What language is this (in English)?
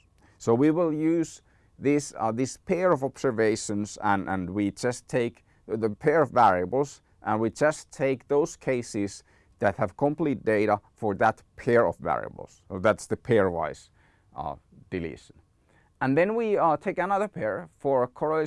English